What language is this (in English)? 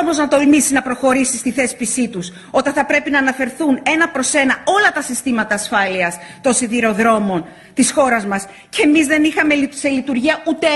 Greek